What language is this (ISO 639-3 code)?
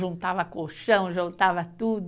por